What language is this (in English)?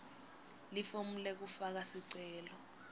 Swati